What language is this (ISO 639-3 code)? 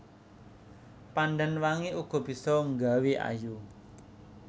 jav